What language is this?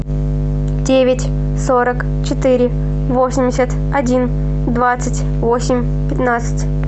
Russian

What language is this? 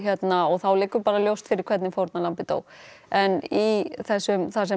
Icelandic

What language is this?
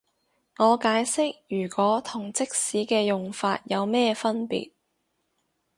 Cantonese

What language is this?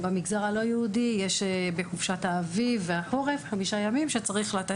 Hebrew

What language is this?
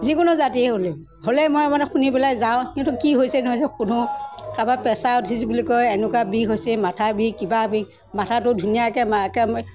Assamese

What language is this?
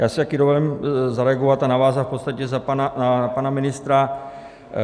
Czech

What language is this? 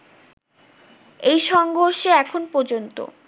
Bangla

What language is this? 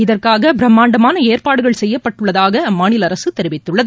Tamil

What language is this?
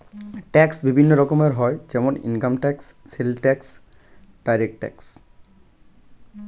Bangla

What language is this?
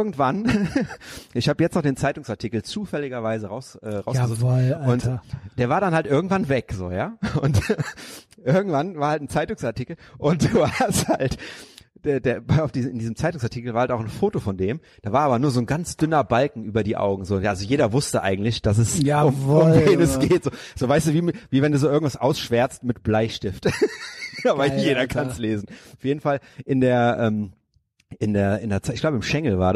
German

